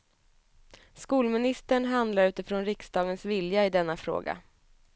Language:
Swedish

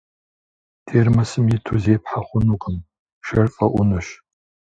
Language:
Kabardian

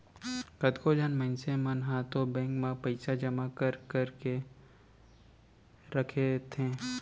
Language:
Chhattisgarhi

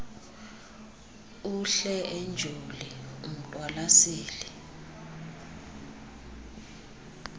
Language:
Xhosa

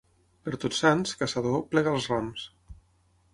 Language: Catalan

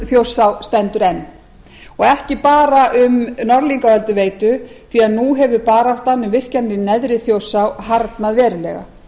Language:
Icelandic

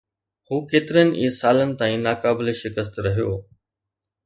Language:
Sindhi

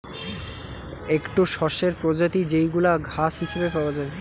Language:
Bangla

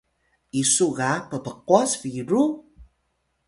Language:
Atayal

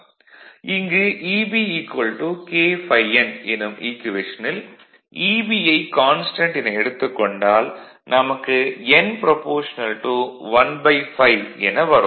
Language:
Tamil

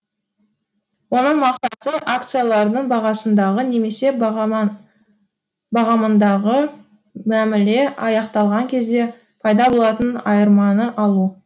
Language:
Kazakh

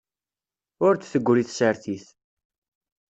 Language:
Kabyle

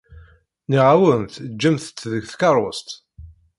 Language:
Kabyle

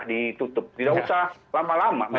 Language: Indonesian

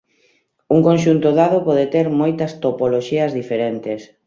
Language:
Galician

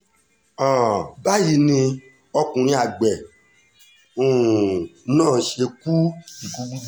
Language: Yoruba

